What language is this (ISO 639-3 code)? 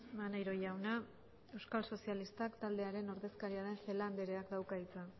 eus